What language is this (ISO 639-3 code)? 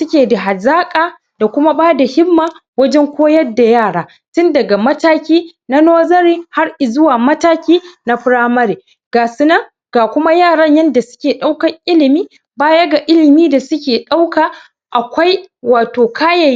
hau